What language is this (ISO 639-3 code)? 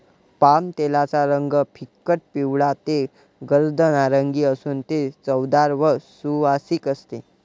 mar